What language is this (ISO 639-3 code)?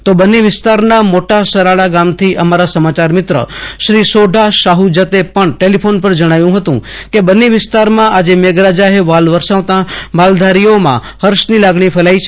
guj